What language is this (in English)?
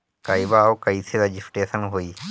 Bhojpuri